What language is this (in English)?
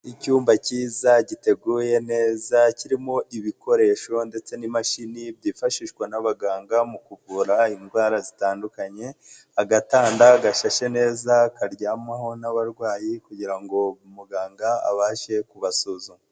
Kinyarwanda